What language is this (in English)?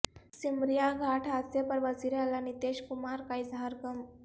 Urdu